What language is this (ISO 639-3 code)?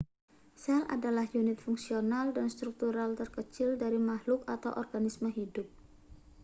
ind